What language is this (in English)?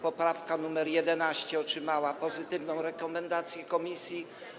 Polish